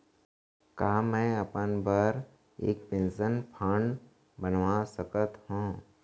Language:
Chhattisgarhi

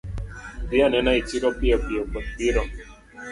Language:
Luo (Kenya and Tanzania)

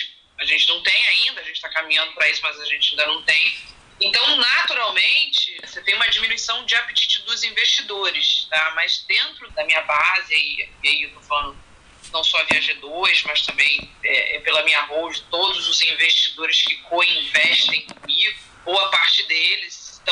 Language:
Portuguese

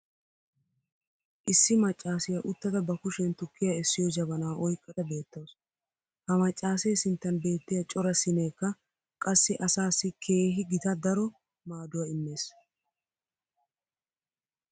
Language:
Wolaytta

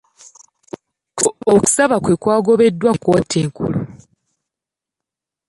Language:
Ganda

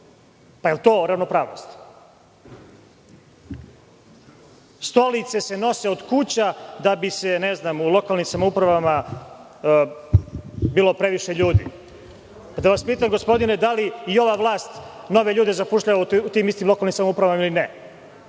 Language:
Serbian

